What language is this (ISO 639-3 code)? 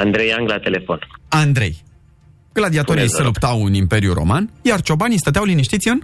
ron